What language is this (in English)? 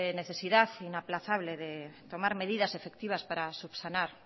Spanish